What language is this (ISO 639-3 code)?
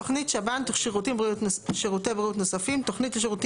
heb